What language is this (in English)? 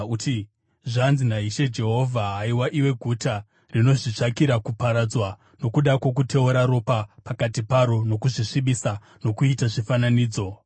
Shona